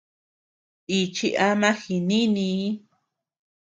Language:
Tepeuxila Cuicatec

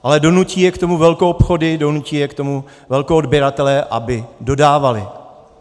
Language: Czech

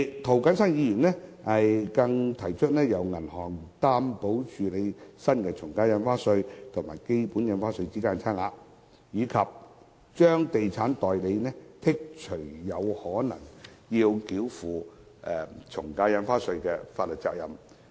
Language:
Cantonese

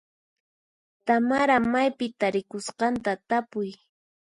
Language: Puno Quechua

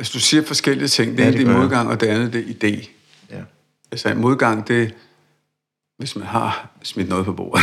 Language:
Danish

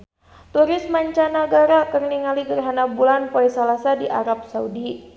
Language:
Sundanese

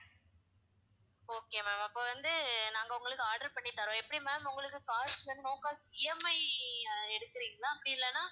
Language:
Tamil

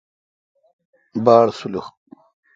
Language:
Kalkoti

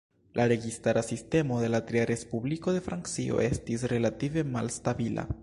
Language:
Esperanto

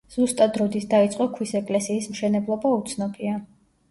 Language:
Georgian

